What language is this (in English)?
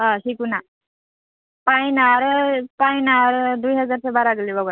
Bodo